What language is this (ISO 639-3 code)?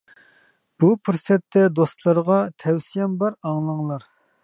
uig